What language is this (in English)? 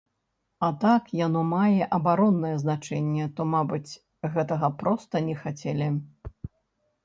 Belarusian